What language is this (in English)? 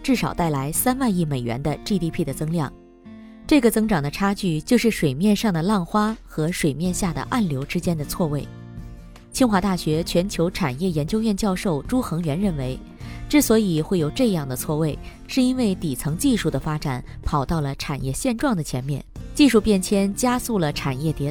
Chinese